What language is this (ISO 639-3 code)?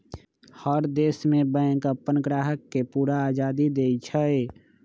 mag